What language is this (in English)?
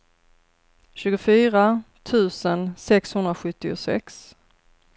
Swedish